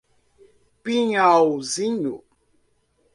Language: Portuguese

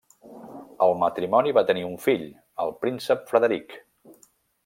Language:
Catalan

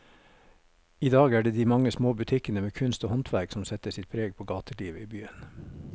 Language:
Norwegian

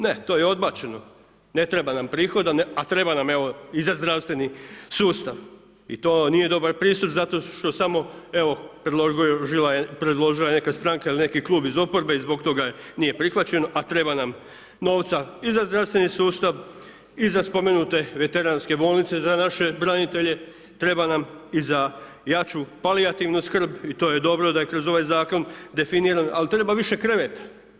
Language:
Croatian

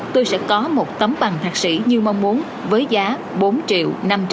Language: Vietnamese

